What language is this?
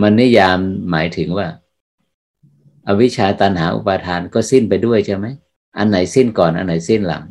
Thai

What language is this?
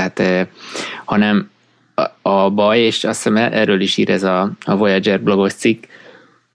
Hungarian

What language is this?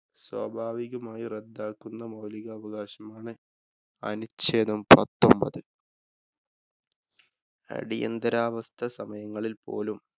Malayalam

